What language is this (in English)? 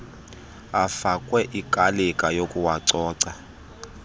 Xhosa